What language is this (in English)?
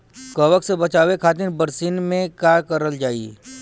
Bhojpuri